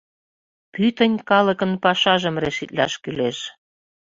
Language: Mari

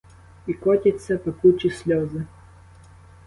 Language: Ukrainian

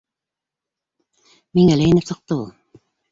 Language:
Bashkir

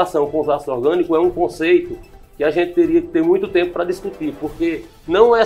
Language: Portuguese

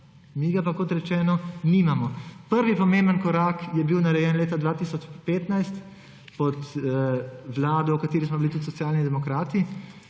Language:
Slovenian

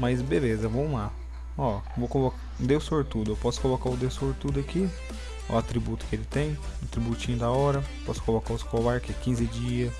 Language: Portuguese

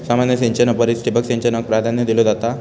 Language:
Marathi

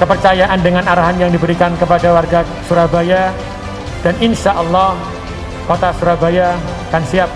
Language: Indonesian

